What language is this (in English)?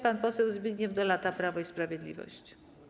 Polish